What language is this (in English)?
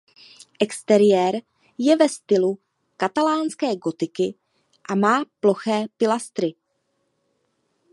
Czech